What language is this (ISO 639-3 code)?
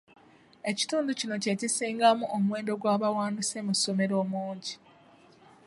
lug